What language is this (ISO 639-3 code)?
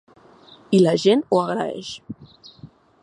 cat